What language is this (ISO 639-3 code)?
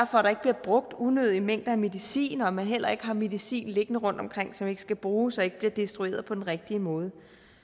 dan